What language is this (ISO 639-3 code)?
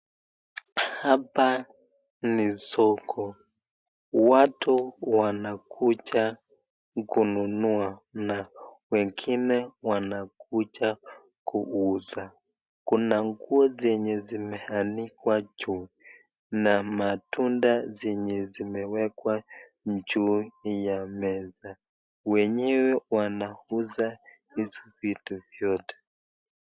swa